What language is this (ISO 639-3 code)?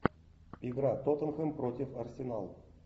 rus